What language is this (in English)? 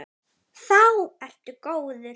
Icelandic